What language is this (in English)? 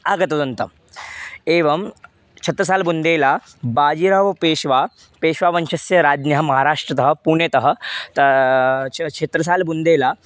Sanskrit